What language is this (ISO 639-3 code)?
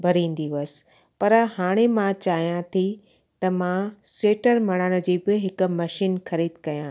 snd